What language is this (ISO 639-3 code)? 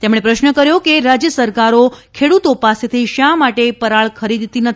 guj